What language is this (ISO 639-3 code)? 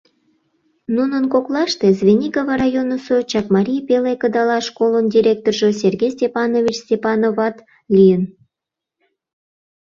chm